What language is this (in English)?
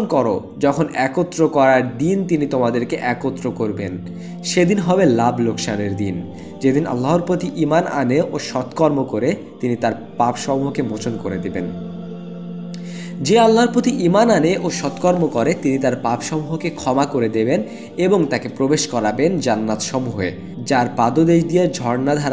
Italian